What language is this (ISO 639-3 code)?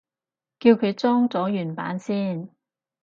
yue